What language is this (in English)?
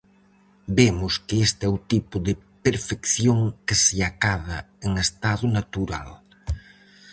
Galician